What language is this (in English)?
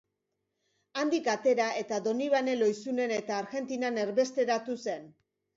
Basque